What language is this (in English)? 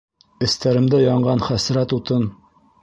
Bashkir